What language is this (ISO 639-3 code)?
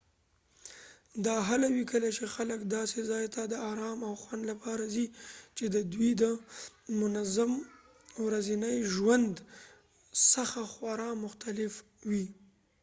pus